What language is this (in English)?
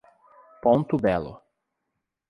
Portuguese